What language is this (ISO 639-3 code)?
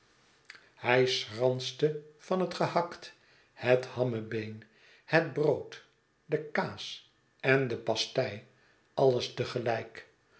nld